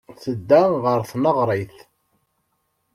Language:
Kabyle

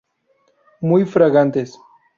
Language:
Spanish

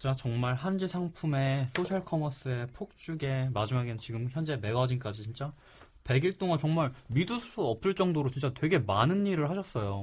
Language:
Korean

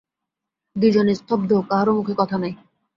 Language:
Bangla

